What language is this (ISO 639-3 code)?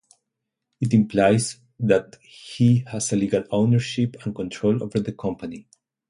eng